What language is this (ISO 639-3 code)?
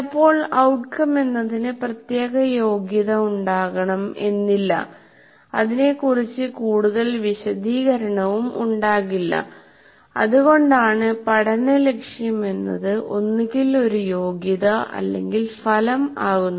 mal